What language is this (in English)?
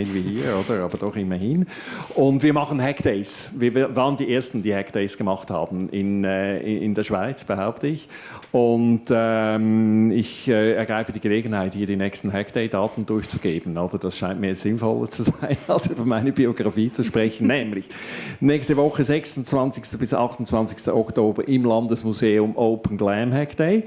German